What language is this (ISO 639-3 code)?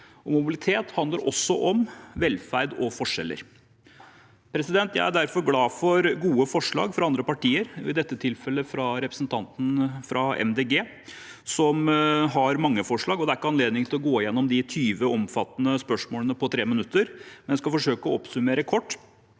nor